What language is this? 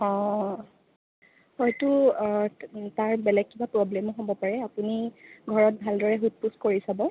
Assamese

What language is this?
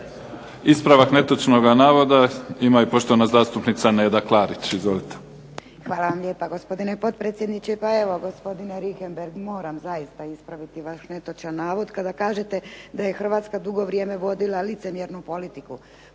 Croatian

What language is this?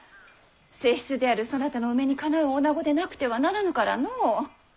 Japanese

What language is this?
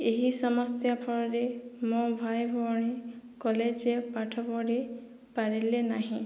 Odia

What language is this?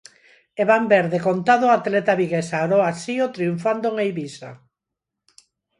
Galician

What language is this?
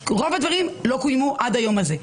Hebrew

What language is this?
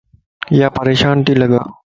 Lasi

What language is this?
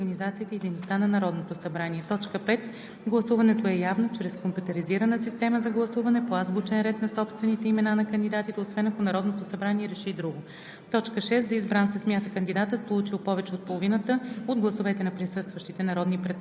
Bulgarian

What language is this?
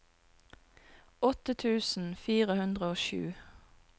Norwegian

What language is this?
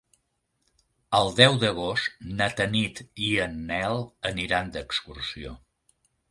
Catalan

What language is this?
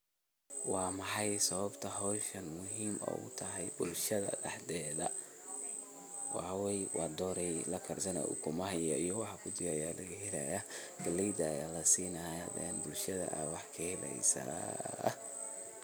Somali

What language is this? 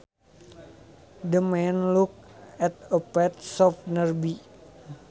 Sundanese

